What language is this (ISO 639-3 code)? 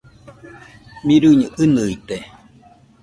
hux